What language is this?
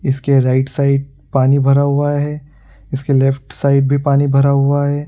Hindi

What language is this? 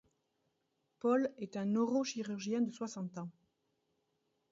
French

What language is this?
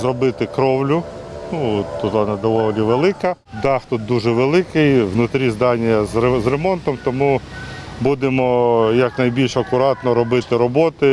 Ukrainian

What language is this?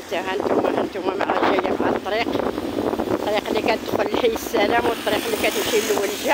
Arabic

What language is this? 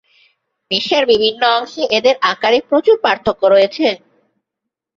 Bangla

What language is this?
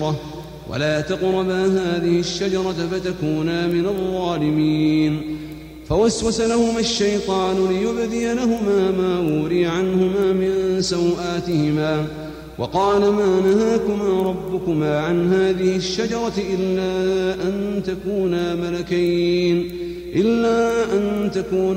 Arabic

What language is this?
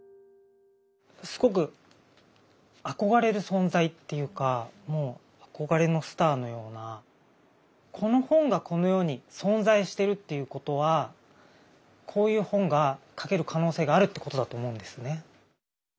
Japanese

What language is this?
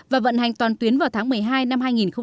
Vietnamese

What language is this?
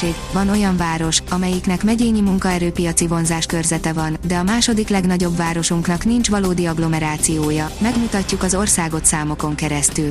Hungarian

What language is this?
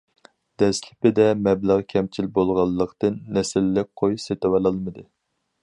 Uyghur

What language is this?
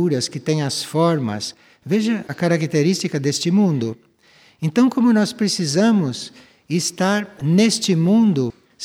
Portuguese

